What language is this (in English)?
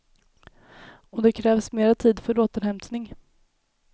Swedish